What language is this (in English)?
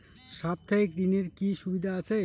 Bangla